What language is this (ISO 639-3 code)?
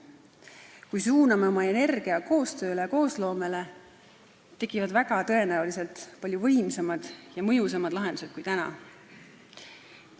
est